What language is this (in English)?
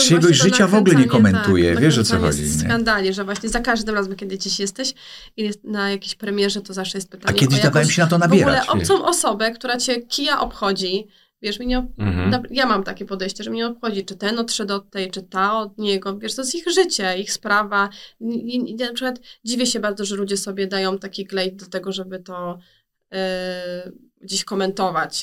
Polish